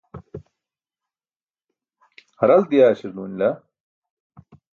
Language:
Burushaski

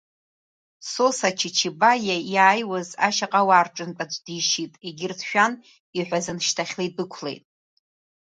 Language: Abkhazian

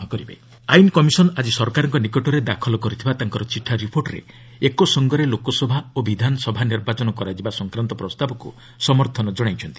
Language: Odia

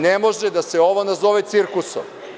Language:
Serbian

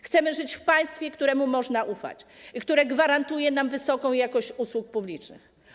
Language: Polish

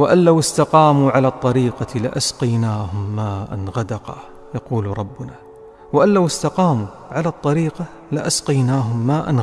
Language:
Arabic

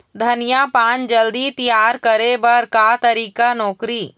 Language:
Chhattisgarhi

